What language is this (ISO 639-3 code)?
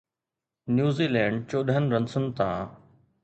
snd